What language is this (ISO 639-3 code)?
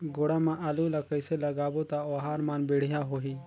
hne